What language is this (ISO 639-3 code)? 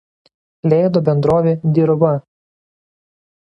lit